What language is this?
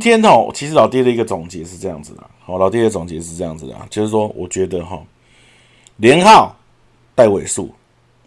Chinese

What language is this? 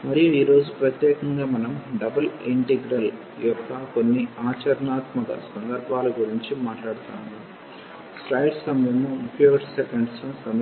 Telugu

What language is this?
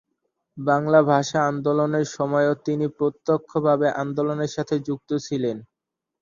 Bangla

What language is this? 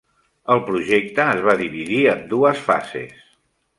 Catalan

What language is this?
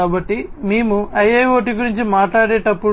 Telugu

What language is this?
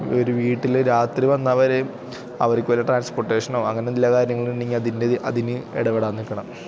Malayalam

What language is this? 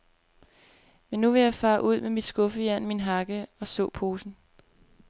Danish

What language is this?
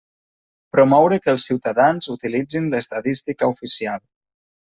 Catalan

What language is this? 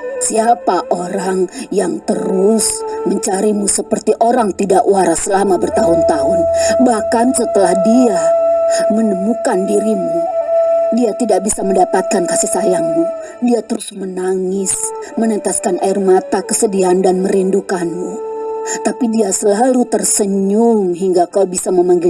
Indonesian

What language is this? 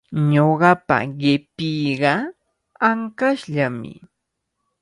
Cajatambo North Lima Quechua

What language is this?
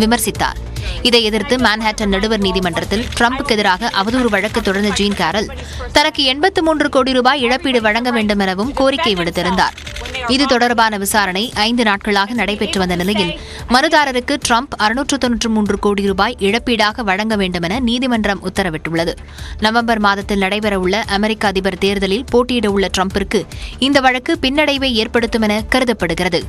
Turkish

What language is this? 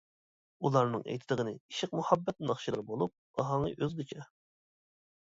Uyghur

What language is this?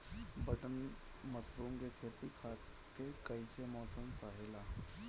Bhojpuri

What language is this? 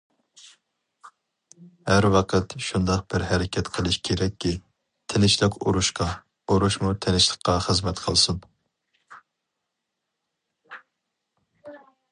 Uyghur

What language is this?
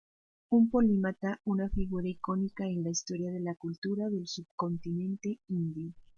Spanish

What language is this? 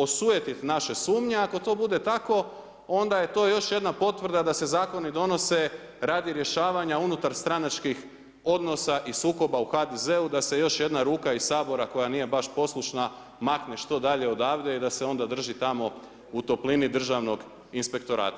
Croatian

